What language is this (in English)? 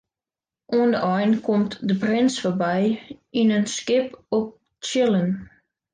Western Frisian